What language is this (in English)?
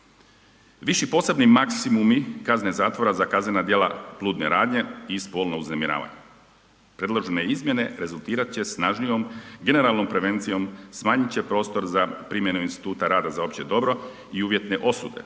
Croatian